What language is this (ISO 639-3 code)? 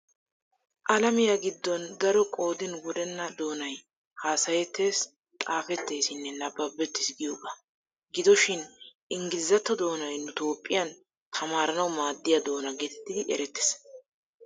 wal